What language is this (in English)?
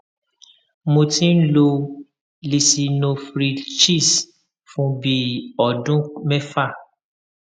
Yoruba